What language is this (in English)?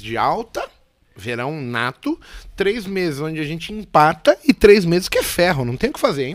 Portuguese